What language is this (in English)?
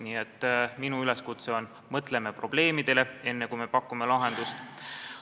Estonian